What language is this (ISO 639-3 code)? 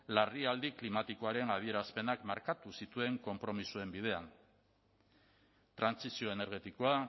eus